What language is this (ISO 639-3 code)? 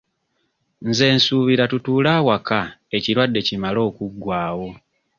lug